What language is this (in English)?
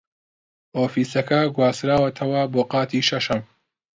Central Kurdish